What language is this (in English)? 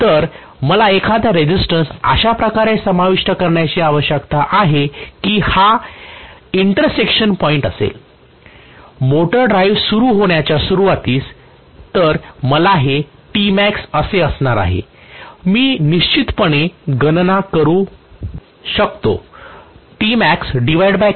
Marathi